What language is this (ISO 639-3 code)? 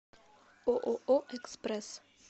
rus